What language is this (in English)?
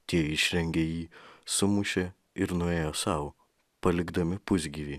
Lithuanian